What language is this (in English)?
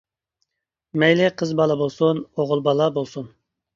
Uyghur